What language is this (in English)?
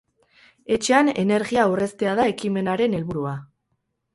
Basque